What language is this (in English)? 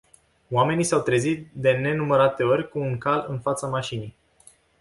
Romanian